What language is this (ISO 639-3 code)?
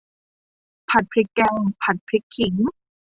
tha